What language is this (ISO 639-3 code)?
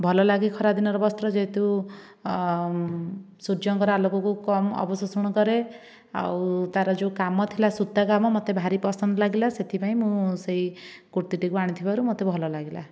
ori